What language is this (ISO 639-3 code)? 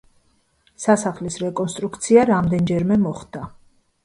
kat